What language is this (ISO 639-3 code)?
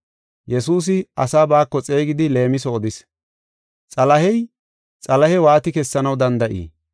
gof